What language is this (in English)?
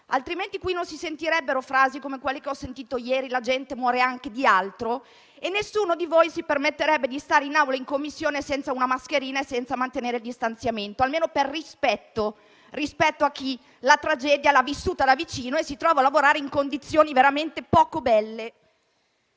Italian